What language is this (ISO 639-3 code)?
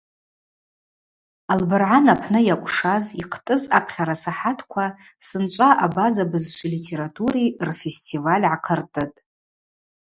abq